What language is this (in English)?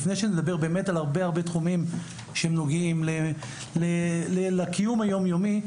Hebrew